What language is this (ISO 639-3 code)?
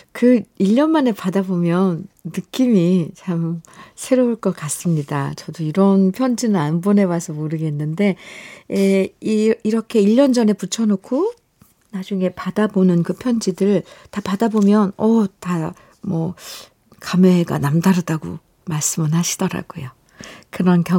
kor